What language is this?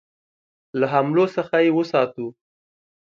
Pashto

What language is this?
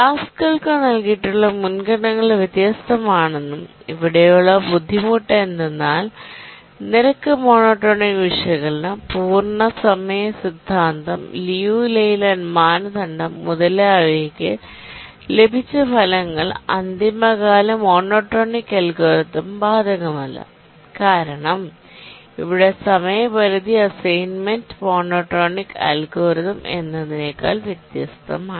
Malayalam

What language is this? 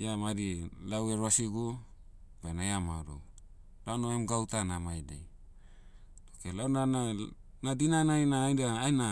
Motu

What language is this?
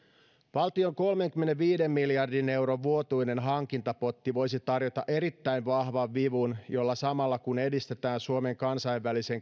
Finnish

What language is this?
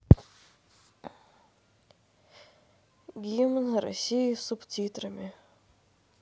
Russian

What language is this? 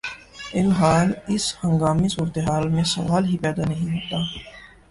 Urdu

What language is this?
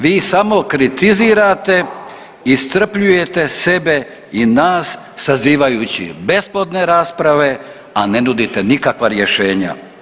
Croatian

